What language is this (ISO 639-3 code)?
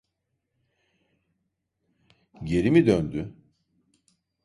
tur